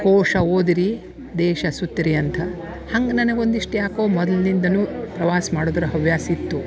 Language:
Kannada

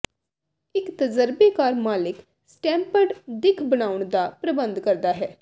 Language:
Punjabi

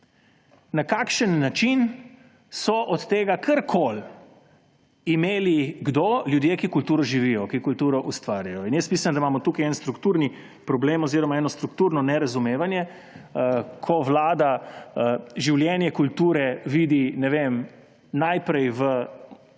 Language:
Slovenian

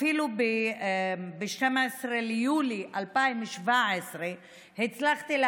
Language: Hebrew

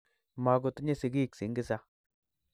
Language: Kalenjin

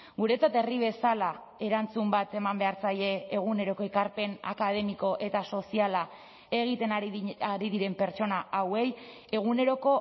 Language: Basque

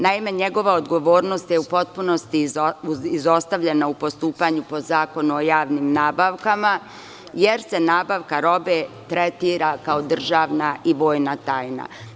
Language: Serbian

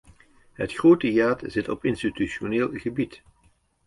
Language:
Dutch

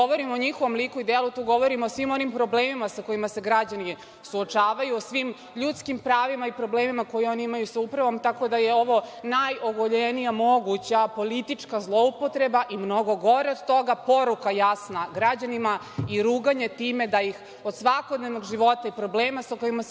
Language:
Serbian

